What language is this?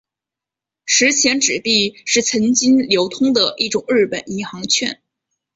Chinese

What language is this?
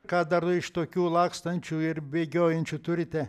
Lithuanian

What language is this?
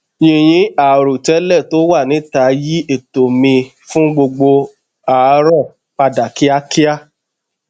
Yoruba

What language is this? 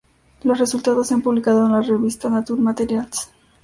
Spanish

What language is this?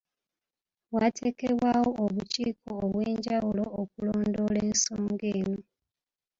Ganda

